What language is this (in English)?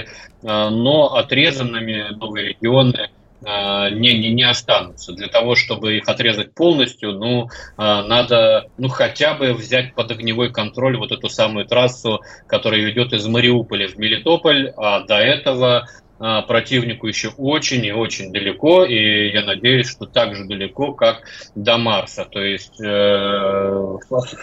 Russian